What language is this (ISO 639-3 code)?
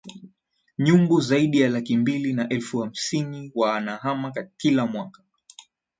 swa